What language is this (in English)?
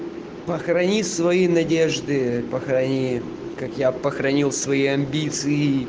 Russian